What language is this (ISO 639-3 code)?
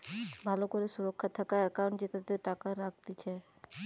ben